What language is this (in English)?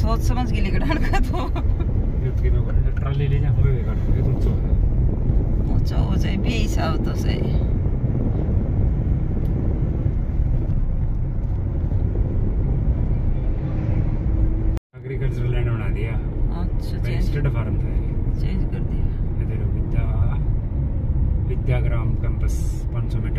Hindi